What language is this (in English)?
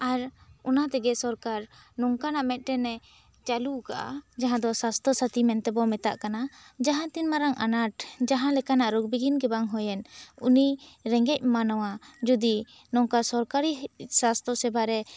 Santali